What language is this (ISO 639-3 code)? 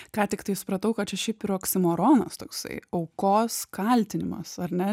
lit